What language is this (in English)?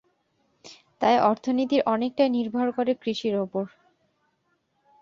Bangla